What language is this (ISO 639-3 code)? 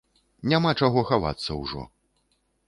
bel